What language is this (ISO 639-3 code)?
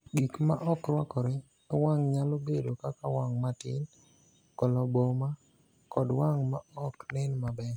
luo